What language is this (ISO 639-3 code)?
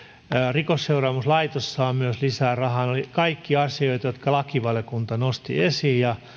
fin